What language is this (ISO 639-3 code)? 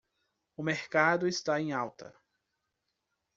por